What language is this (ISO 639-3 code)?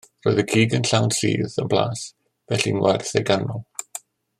cym